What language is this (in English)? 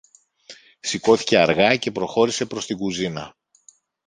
Greek